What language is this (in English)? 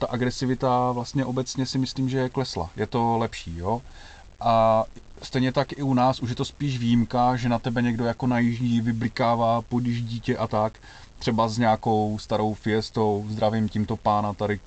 Czech